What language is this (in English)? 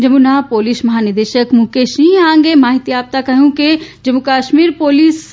Gujarati